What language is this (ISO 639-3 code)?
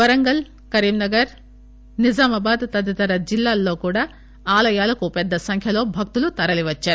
tel